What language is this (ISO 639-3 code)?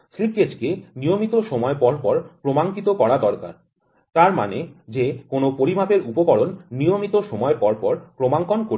ben